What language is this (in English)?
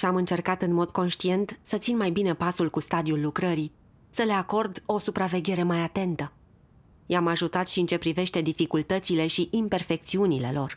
Romanian